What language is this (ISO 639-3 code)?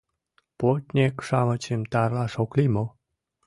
chm